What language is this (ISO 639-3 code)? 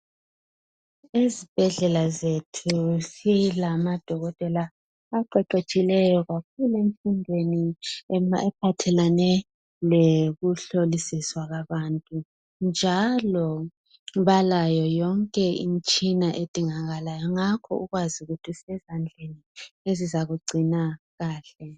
nde